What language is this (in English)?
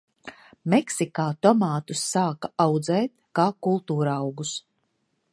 Latvian